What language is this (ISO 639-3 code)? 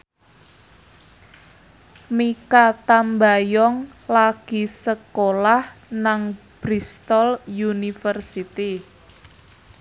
jav